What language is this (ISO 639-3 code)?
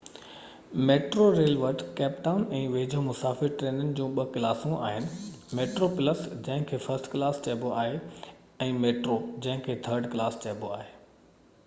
snd